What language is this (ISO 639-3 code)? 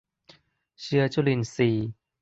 tha